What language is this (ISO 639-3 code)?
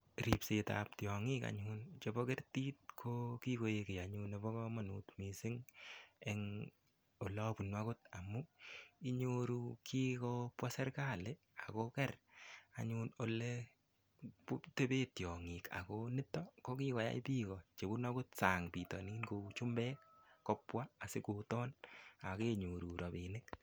kln